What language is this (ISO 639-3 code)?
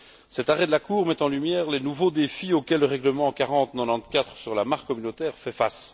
fra